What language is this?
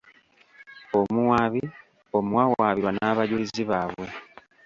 Ganda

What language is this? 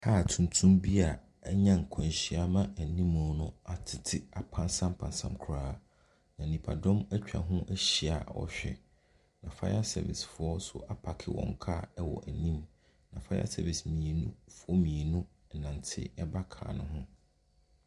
Akan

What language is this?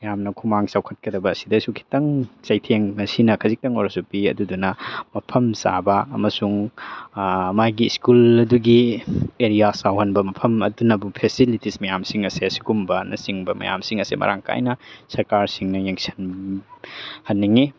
Manipuri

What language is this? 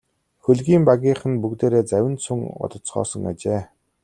Mongolian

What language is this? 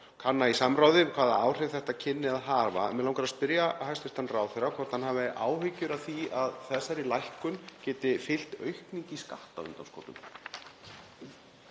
Icelandic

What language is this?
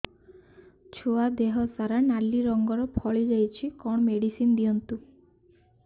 Odia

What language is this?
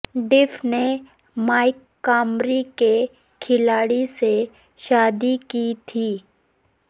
Urdu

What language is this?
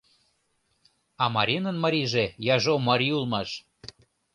Mari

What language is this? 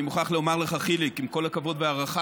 Hebrew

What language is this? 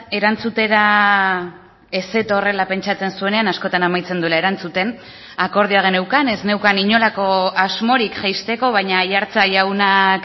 Basque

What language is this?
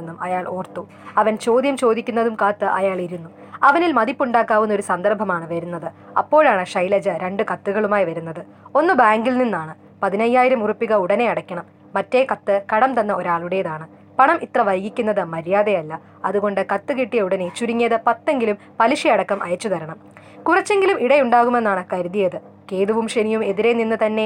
Malayalam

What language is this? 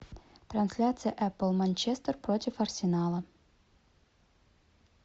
Russian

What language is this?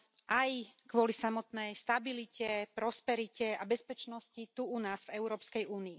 Slovak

